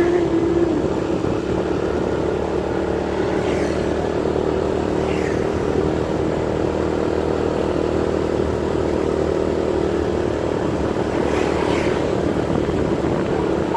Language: Indonesian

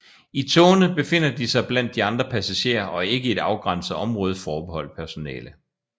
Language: Danish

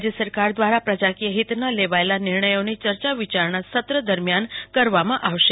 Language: Gujarati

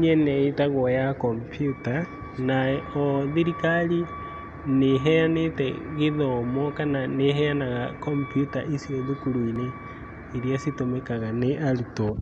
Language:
Kikuyu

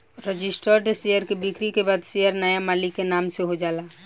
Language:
Bhojpuri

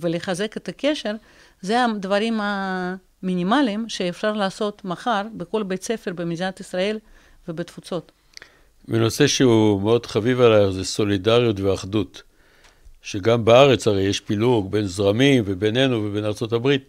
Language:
Hebrew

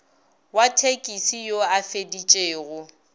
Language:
Northern Sotho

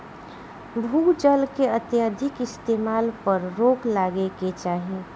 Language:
Bhojpuri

